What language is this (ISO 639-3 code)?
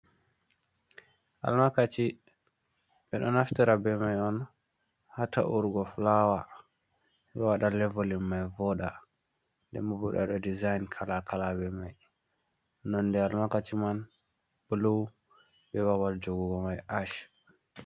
ful